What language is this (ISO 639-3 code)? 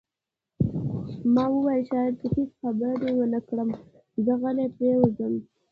pus